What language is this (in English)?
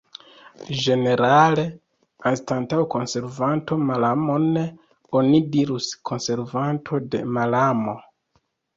Esperanto